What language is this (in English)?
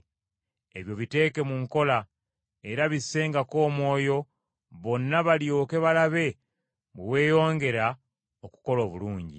Ganda